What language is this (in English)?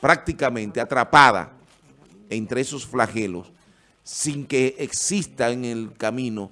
Spanish